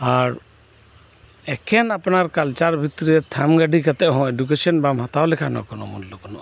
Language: Santali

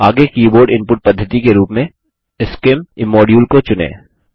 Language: Hindi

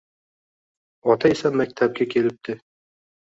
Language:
Uzbek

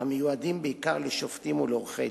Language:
Hebrew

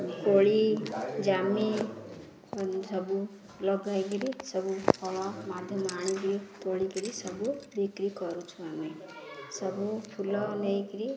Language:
Odia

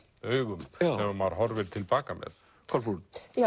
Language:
Icelandic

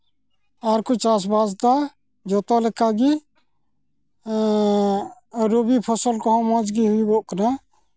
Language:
Santali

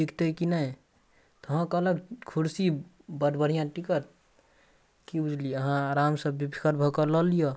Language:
Maithili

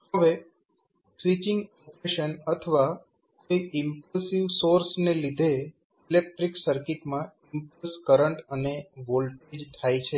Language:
Gujarati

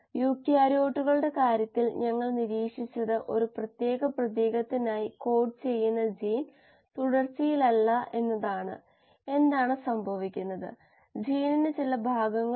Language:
Malayalam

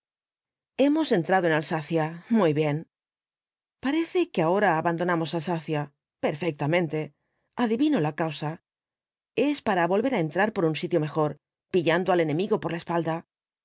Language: Spanish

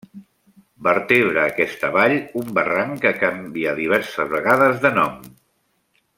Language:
Catalan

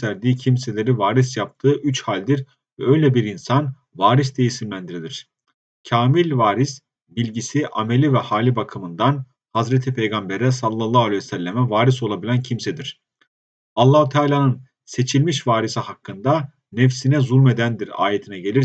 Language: Turkish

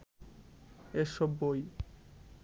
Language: Bangla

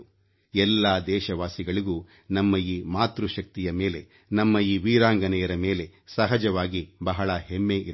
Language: Kannada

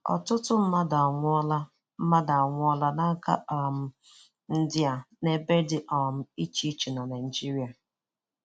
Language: Igbo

